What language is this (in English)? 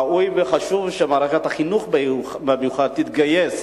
Hebrew